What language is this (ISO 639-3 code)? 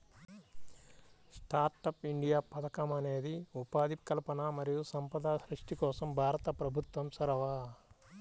tel